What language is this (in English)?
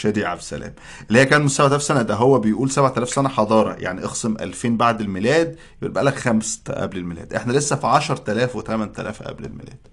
Arabic